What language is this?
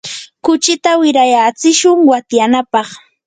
Yanahuanca Pasco Quechua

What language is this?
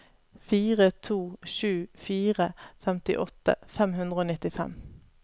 Norwegian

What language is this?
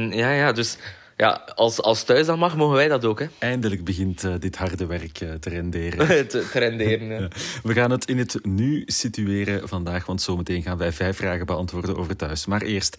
Dutch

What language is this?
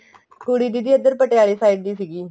Punjabi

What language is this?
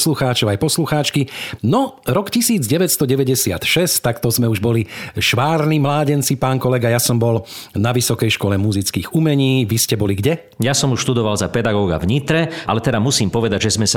Slovak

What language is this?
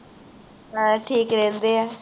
Punjabi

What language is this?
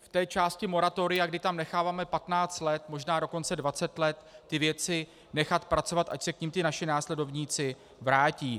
Czech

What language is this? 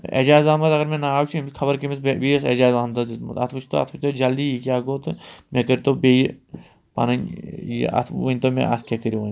Kashmiri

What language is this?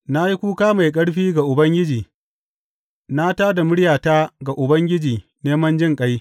Hausa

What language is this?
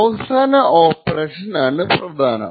Malayalam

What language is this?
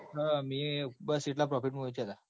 Gujarati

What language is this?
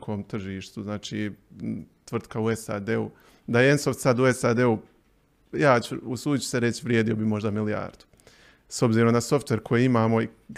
Croatian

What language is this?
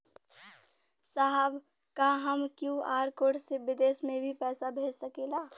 Bhojpuri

